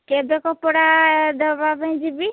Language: Odia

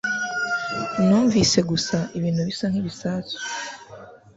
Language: Kinyarwanda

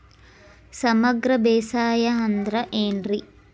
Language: Kannada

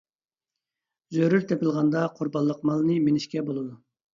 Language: Uyghur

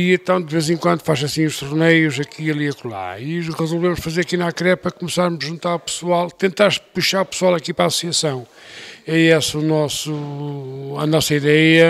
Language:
Portuguese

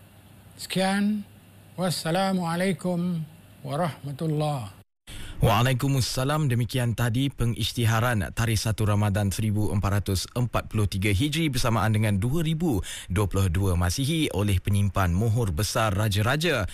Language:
Malay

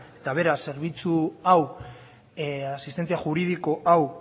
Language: Basque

